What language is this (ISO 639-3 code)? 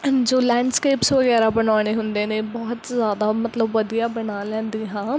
pan